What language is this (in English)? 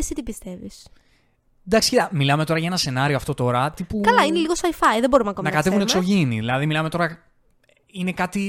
Greek